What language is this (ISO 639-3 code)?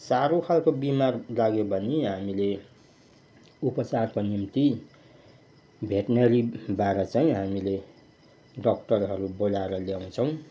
nep